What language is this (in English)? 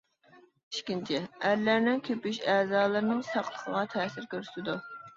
Uyghur